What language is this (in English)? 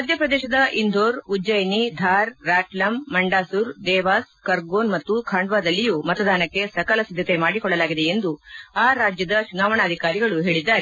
Kannada